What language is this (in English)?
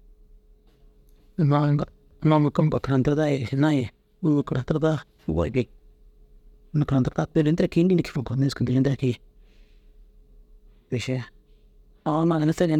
Dazaga